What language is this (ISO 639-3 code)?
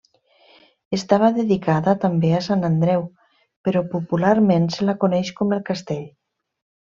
cat